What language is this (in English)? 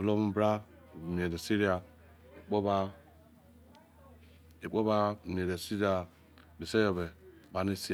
Izon